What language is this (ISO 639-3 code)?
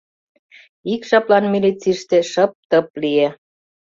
chm